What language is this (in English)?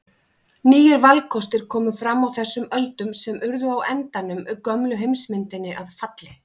Icelandic